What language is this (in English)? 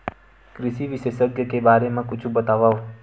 Chhattisgarhi